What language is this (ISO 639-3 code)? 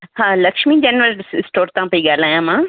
snd